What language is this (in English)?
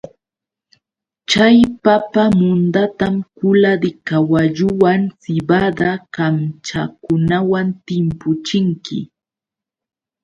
Yauyos Quechua